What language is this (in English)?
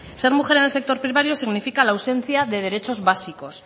Spanish